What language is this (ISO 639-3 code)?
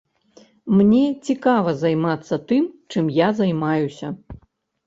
bel